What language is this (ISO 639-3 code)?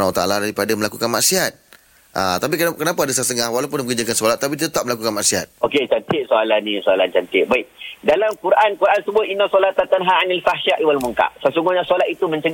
msa